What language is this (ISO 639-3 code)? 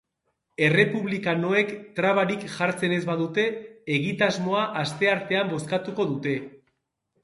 eus